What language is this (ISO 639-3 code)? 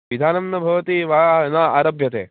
san